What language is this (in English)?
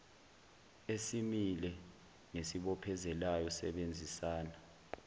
Zulu